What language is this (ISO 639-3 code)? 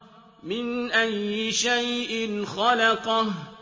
ara